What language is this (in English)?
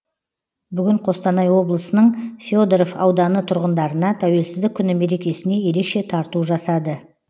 Kazakh